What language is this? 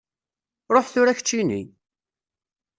Kabyle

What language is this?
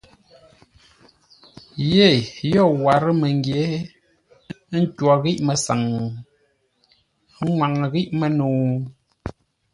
Ngombale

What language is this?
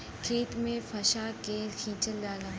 Bhojpuri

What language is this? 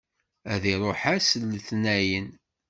Kabyle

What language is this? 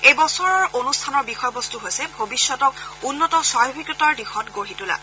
Assamese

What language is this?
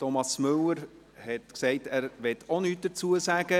Swiss German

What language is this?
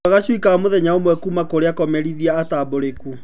Kikuyu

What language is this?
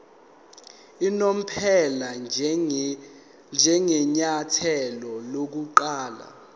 Zulu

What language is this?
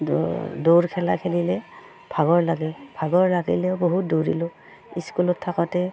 Assamese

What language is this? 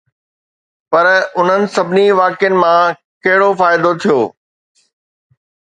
Sindhi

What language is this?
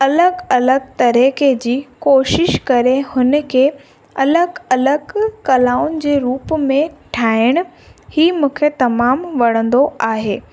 Sindhi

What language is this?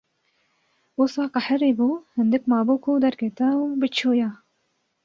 Kurdish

